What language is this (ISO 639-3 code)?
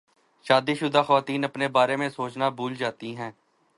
urd